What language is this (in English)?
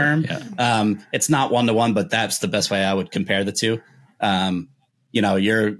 English